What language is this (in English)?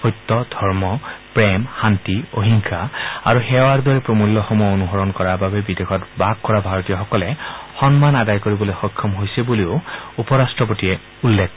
Assamese